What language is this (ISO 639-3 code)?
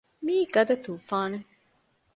div